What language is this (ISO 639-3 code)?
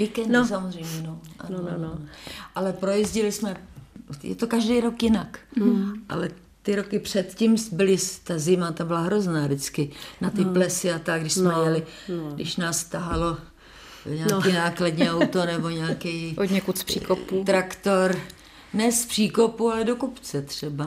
ces